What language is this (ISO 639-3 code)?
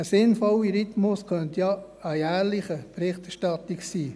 gsw